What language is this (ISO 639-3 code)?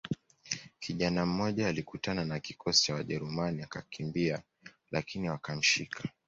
swa